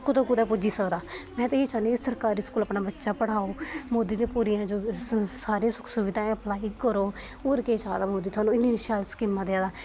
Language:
Dogri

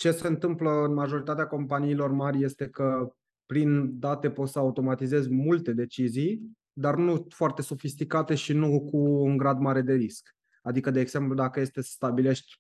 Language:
Romanian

